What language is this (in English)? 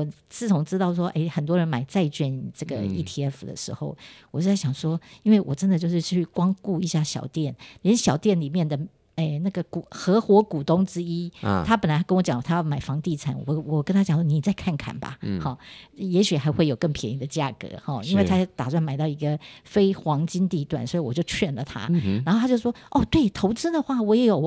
Chinese